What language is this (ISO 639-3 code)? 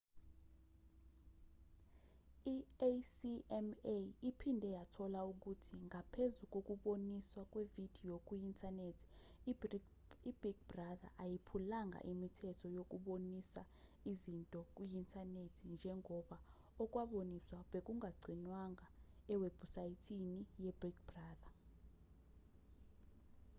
zul